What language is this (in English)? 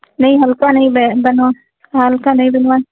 Hindi